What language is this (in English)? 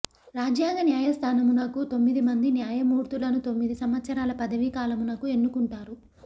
Telugu